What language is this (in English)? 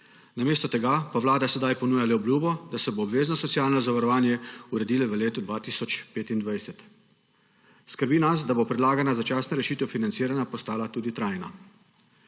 Slovenian